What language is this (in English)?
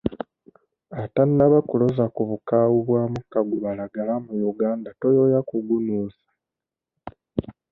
Ganda